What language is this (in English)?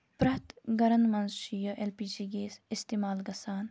Kashmiri